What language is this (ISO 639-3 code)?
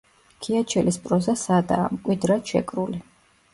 kat